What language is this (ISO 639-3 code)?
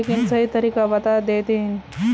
mag